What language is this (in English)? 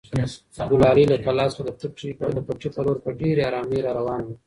Pashto